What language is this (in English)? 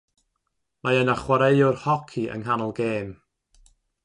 Welsh